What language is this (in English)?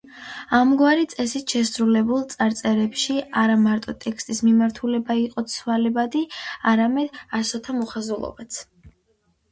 Georgian